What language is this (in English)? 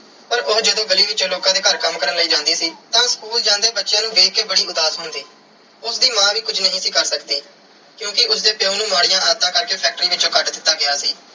Punjabi